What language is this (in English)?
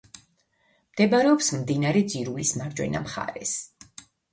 Georgian